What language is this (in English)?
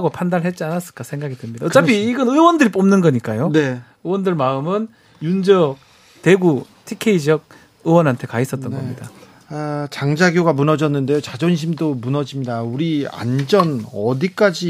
Korean